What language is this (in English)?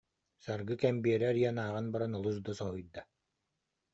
Yakut